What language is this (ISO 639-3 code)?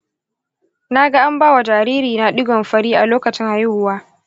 hau